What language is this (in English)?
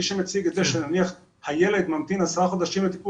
Hebrew